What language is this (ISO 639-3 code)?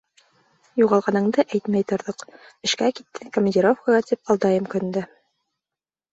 bak